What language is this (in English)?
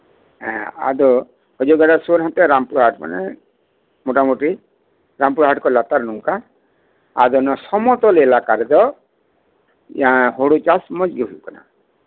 Santali